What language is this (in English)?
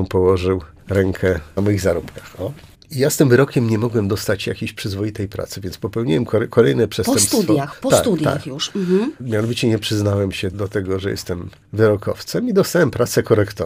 Polish